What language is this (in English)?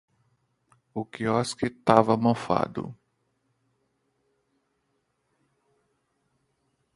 Portuguese